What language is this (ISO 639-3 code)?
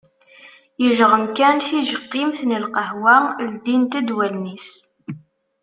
kab